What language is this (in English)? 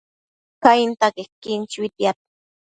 Matsés